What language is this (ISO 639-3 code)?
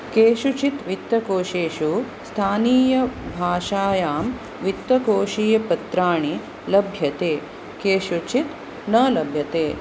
san